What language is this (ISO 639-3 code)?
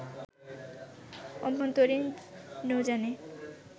ben